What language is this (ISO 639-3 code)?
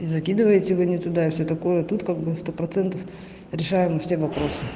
rus